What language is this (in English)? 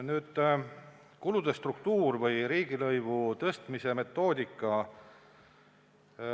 Estonian